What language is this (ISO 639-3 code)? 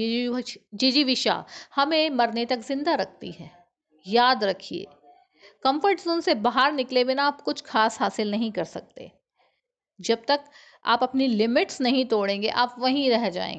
hin